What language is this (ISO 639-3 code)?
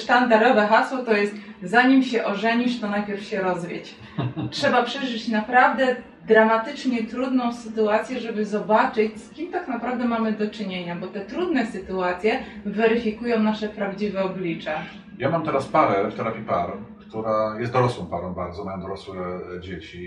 pol